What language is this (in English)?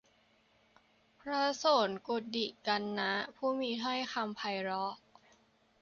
Thai